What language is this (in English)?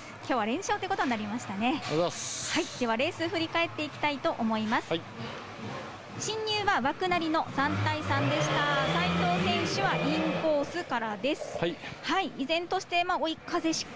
Japanese